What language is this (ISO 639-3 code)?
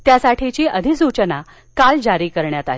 mar